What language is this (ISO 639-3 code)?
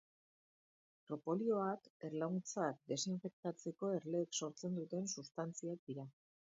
eus